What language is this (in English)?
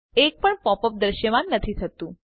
Gujarati